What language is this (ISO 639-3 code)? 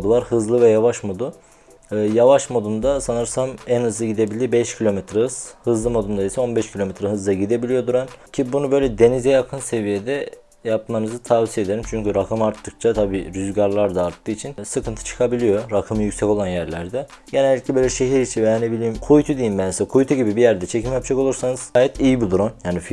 tur